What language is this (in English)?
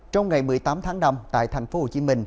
Vietnamese